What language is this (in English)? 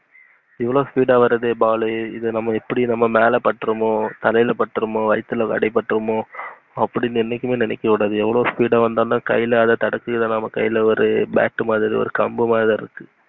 Tamil